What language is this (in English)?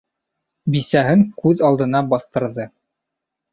Bashkir